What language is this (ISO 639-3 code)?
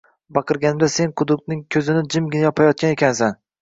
uzb